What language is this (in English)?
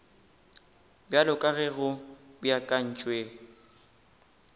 Northern Sotho